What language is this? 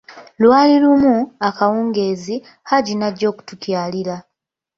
Ganda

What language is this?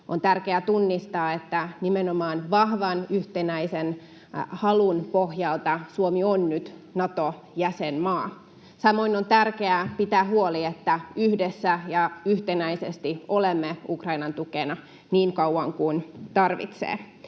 Finnish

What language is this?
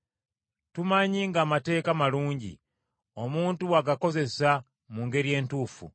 Ganda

